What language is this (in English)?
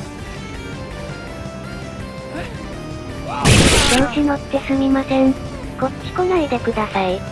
Japanese